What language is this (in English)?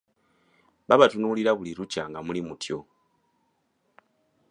Ganda